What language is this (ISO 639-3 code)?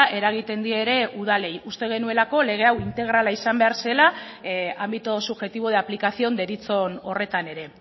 eus